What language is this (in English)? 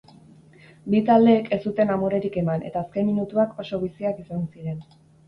Basque